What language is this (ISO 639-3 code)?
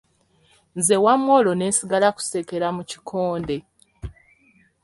lug